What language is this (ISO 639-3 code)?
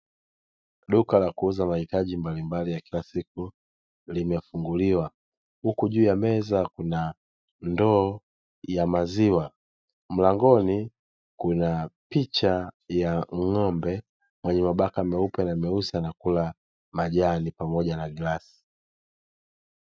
swa